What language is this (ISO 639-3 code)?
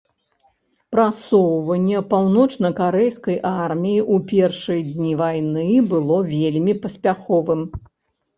bel